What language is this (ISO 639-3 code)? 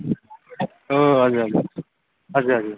nep